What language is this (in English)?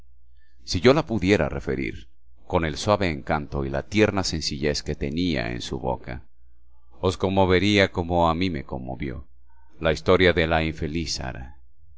Spanish